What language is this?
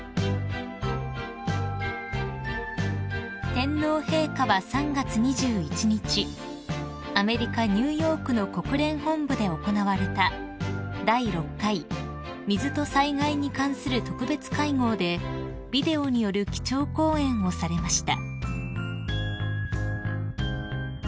Japanese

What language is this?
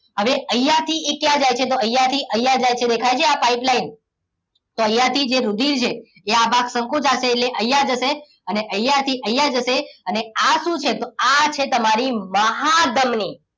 Gujarati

